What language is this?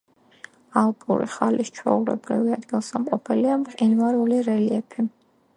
Georgian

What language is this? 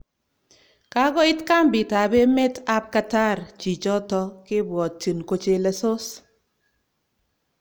Kalenjin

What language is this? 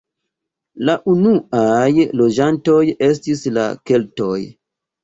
Esperanto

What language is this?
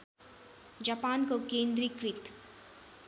Nepali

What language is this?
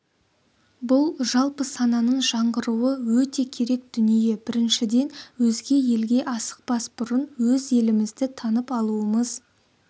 Kazakh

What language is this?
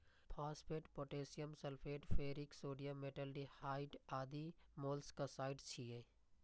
Maithili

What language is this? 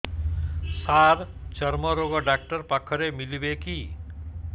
Odia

